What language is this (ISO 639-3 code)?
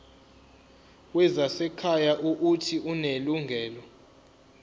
zul